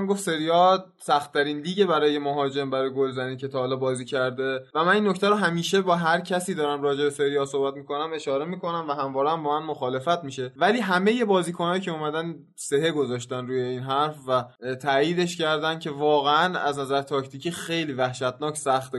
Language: Persian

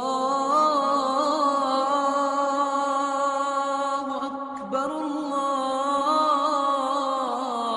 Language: Turkish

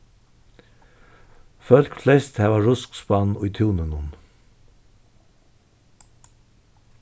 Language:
Faroese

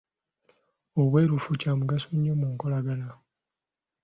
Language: Ganda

